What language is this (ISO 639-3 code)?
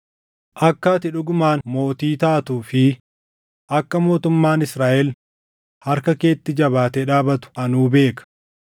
orm